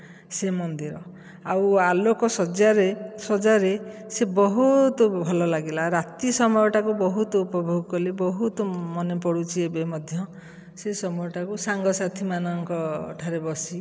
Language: Odia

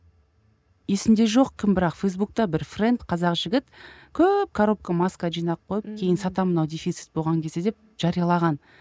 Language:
Kazakh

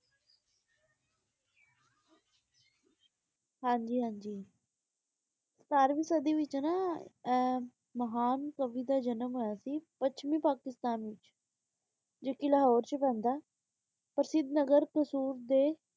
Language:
Punjabi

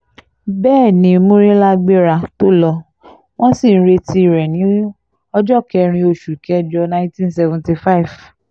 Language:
Yoruba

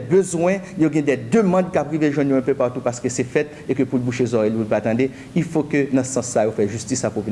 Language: French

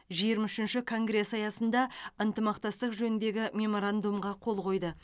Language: Kazakh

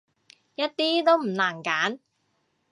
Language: Cantonese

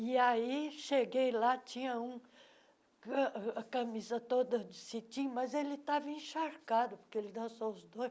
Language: Portuguese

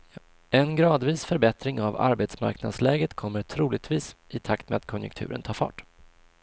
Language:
Swedish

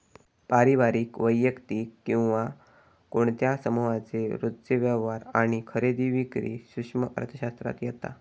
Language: Marathi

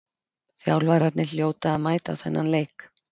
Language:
Icelandic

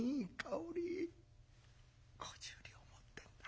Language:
Japanese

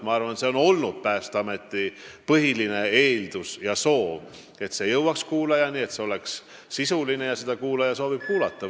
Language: Estonian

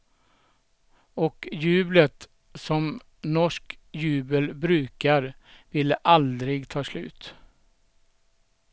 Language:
Swedish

